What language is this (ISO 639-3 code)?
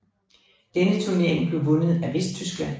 dan